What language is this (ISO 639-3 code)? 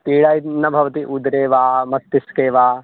san